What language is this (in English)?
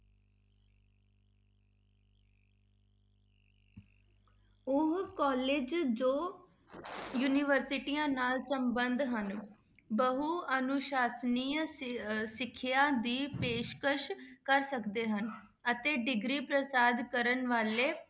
Punjabi